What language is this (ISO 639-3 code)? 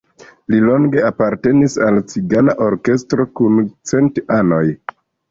epo